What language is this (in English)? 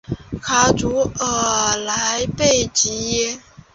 Chinese